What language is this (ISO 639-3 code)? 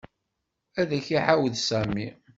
kab